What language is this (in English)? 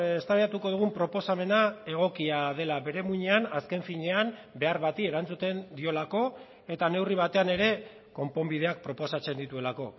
Basque